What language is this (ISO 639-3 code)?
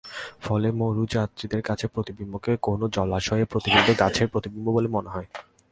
ben